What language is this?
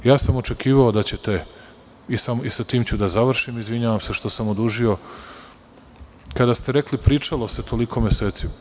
Serbian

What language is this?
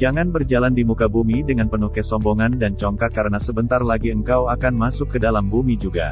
Indonesian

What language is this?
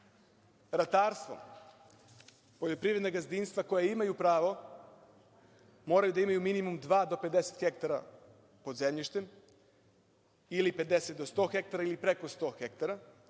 Serbian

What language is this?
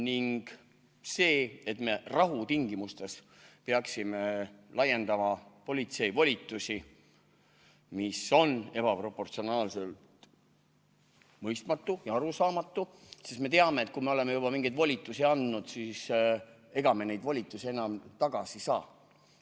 Estonian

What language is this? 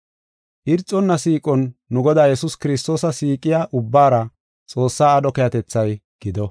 Gofa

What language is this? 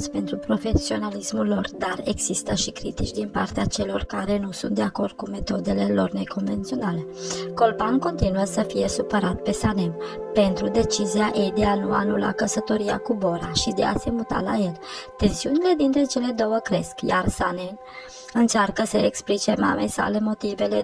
Romanian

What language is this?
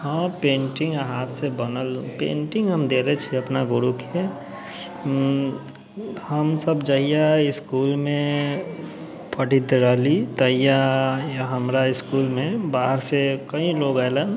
Maithili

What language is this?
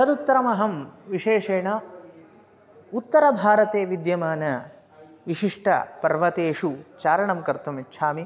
Sanskrit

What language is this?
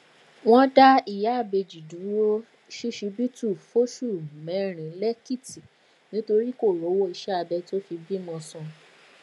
Yoruba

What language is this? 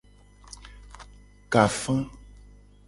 Gen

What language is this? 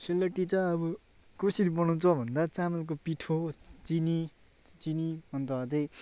Nepali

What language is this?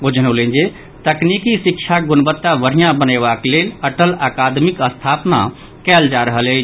Maithili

